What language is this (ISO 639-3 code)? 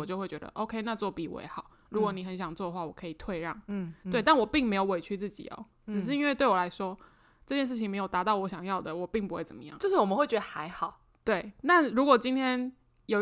zho